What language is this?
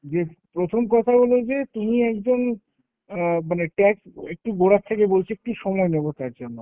Bangla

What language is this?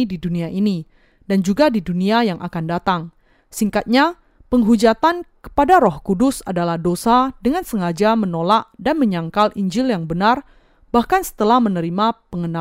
Indonesian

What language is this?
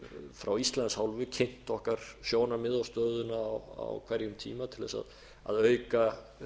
Icelandic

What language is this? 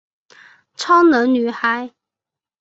Chinese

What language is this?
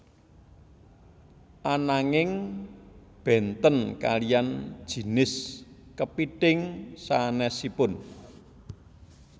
Javanese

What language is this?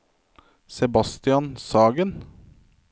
Norwegian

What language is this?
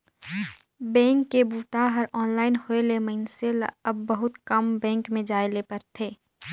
Chhattisgarhi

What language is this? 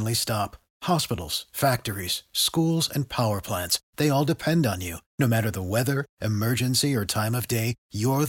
Romanian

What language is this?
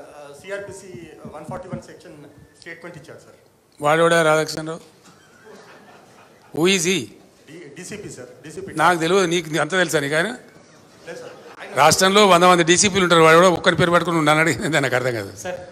Telugu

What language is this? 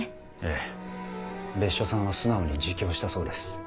Japanese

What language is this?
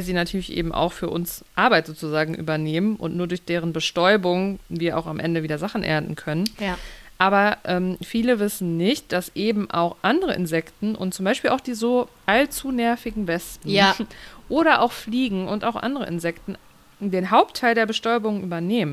German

